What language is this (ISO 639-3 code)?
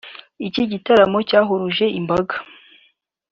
kin